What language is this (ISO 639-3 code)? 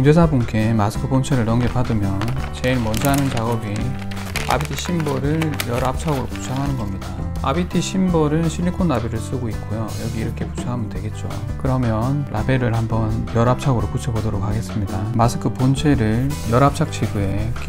kor